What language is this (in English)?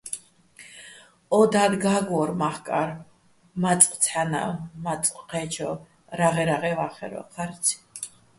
Bats